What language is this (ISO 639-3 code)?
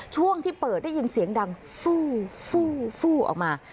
tha